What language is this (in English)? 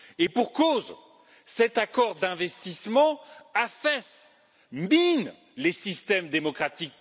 French